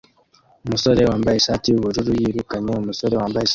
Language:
Kinyarwanda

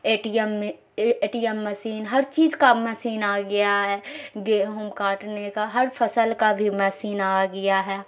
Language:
Urdu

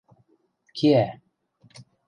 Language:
Western Mari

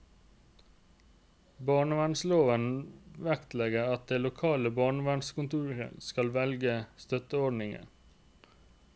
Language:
Norwegian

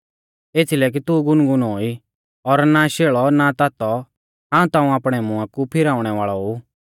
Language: Mahasu Pahari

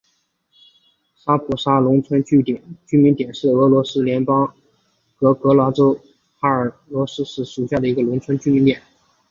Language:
Chinese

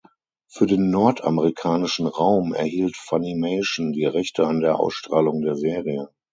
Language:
German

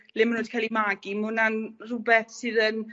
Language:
Welsh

